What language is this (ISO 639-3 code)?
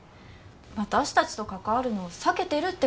jpn